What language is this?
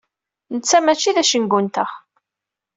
Kabyle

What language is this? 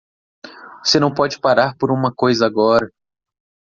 Portuguese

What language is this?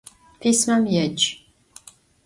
Adyghe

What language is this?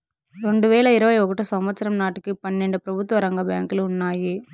Telugu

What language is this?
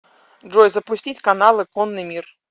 Russian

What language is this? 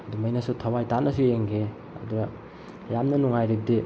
Manipuri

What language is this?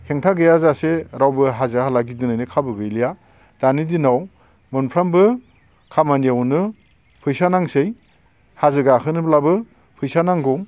Bodo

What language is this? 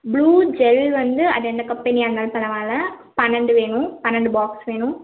Tamil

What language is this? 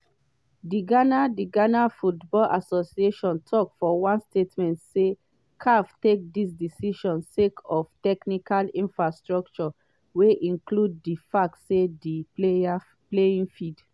Nigerian Pidgin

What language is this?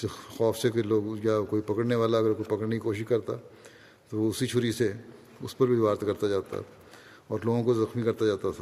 Urdu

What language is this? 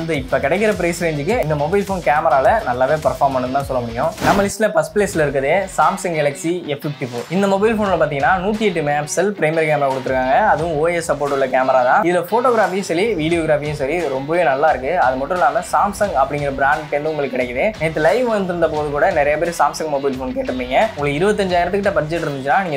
Indonesian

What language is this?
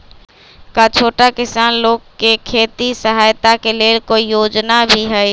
Magahi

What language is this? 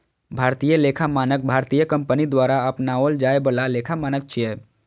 Maithili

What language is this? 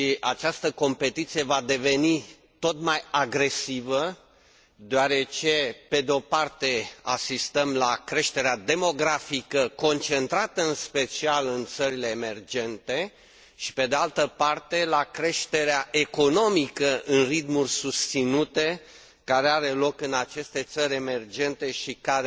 Romanian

